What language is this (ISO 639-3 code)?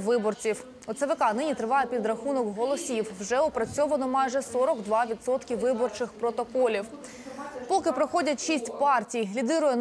ukr